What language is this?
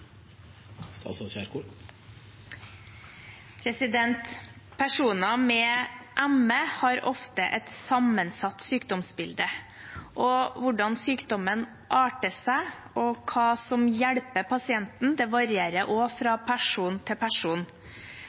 Norwegian Bokmål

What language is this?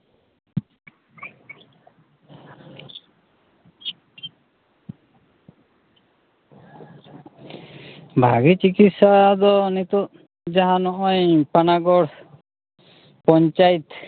Santali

